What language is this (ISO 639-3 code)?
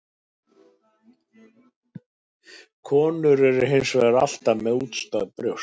isl